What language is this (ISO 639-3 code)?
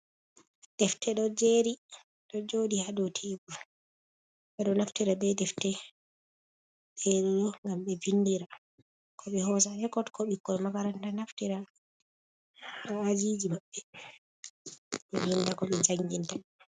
ful